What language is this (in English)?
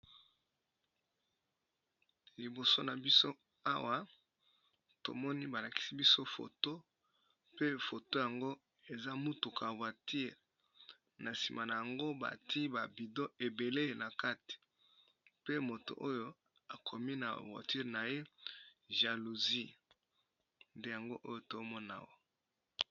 Lingala